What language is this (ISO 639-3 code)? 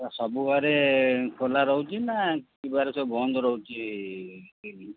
ori